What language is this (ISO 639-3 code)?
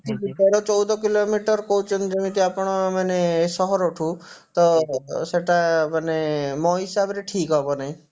ori